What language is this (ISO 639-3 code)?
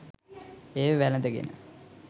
sin